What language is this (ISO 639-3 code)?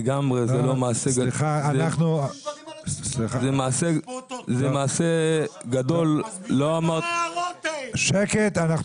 heb